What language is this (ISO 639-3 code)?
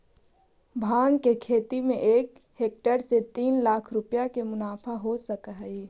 mag